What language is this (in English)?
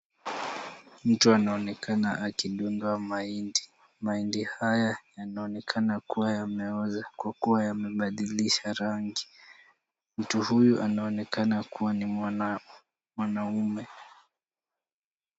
Swahili